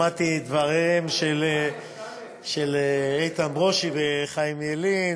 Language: Hebrew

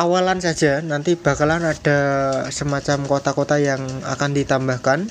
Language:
Indonesian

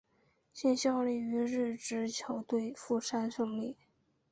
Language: Chinese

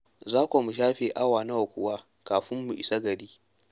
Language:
Hausa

